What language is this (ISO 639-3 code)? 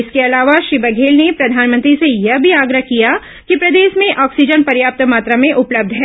hin